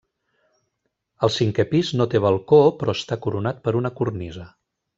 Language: Catalan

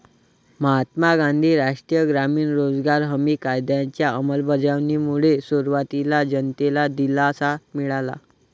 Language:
Marathi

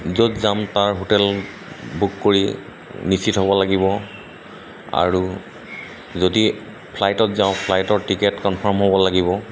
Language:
Assamese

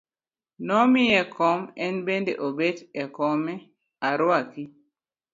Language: Luo (Kenya and Tanzania)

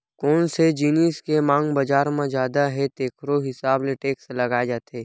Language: Chhattisgarhi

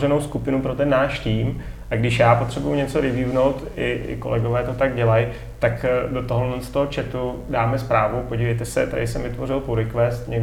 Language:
Czech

